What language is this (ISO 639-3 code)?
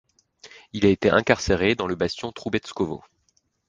fra